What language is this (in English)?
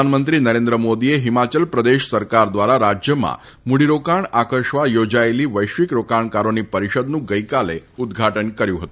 Gujarati